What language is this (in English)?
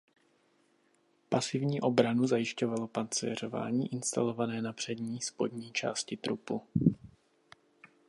Czech